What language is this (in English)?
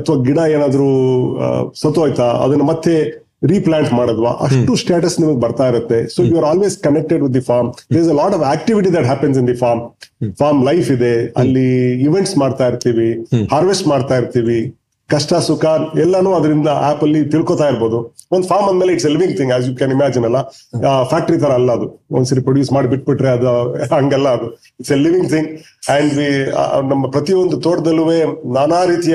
Kannada